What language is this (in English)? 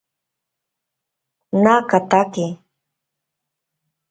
Ashéninka Perené